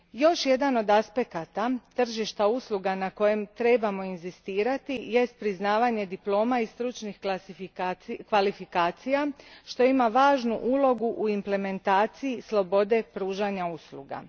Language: Croatian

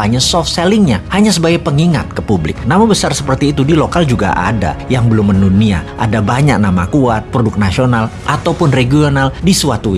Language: Indonesian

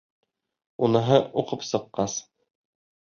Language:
Bashkir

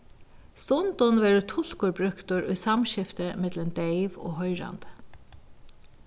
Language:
Faroese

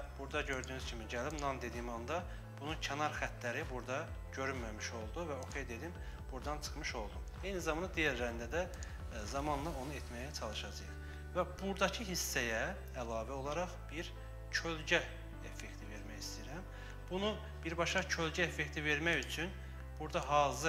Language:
Turkish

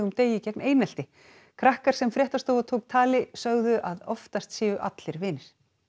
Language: Icelandic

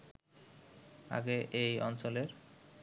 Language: Bangla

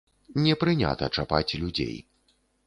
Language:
Belarusian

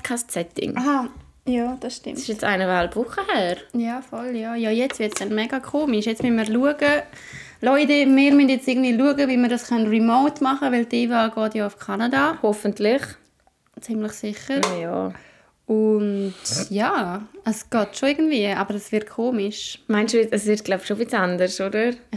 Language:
German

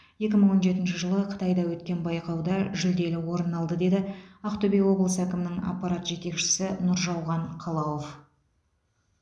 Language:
Kazakh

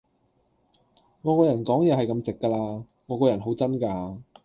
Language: Cantonese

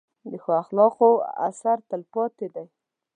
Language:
Pashto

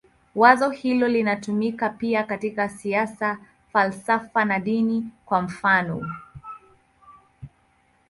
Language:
Swahili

